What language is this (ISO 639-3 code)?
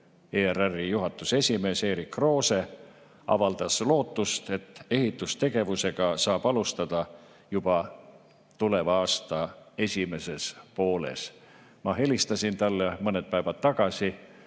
est